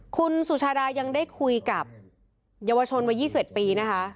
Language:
Thai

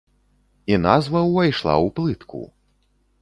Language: Belarusian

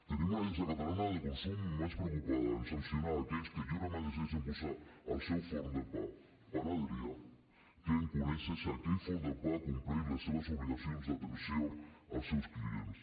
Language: Catalan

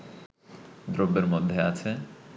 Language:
Bangla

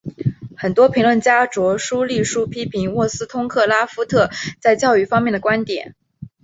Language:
Chinese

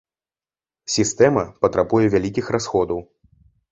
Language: Belarusian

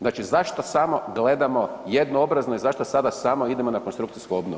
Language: Croatian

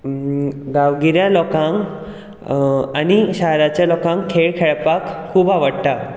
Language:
Konkani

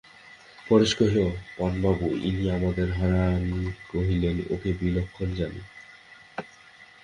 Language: Bangla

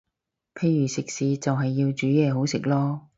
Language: Cantonese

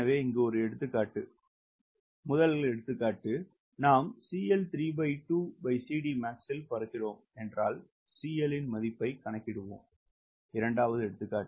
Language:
Tamil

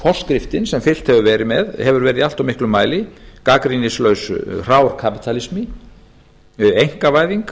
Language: Icelandic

